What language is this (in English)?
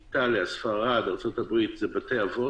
Hebrew